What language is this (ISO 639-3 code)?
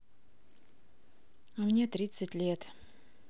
rus